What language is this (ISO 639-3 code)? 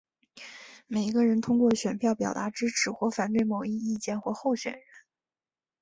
zho